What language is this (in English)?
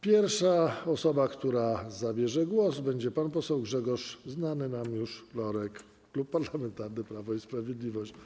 Polish